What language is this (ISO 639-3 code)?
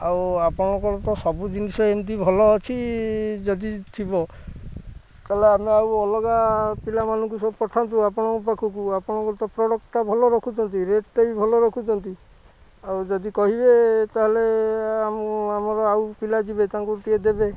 ori